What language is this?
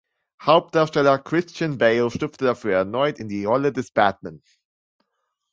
German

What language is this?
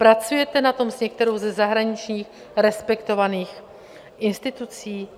Czech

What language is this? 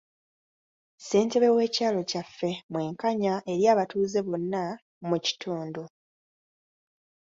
Ganda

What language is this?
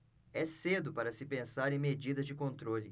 Portuguese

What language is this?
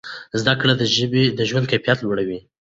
Pashto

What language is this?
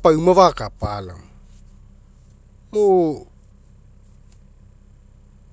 Mekeo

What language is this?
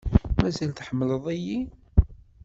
Kabyle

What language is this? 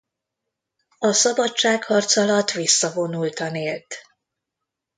Hungarian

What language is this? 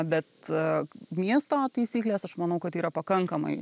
Lithuanian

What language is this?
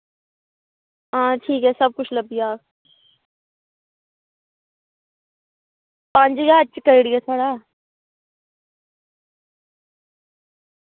Dogri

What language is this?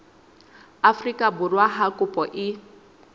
Southern Sotho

